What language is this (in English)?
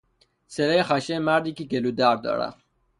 Persian